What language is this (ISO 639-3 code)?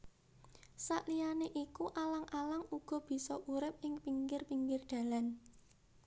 jav